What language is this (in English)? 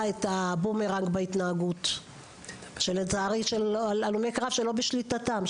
Hebrew